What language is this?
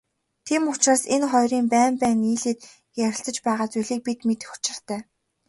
Mongolian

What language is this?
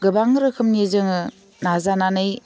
Bodo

